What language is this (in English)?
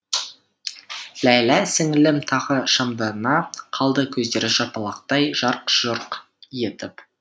Kazakh